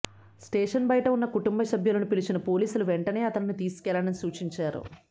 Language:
Telugu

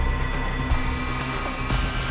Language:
Indonesian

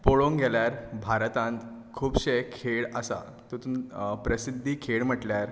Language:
Konkani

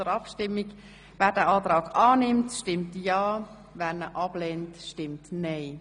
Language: Swiss German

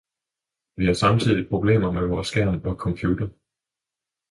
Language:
Danish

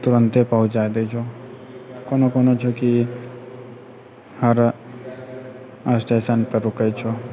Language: Maithili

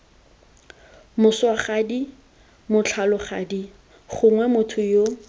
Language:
Tswana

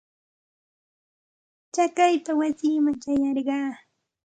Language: Santa Ana de Tusi Pasco Quechua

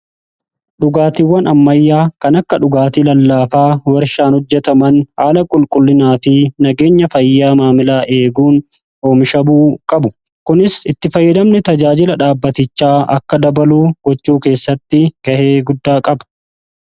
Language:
Oromo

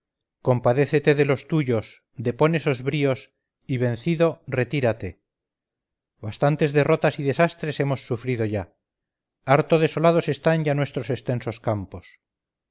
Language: Spanish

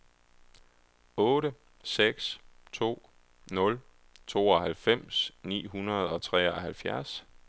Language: Danish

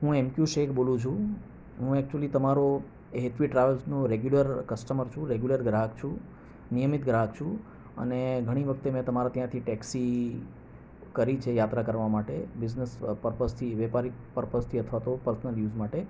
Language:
Gujarati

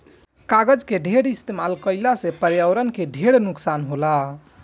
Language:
Bhojpuri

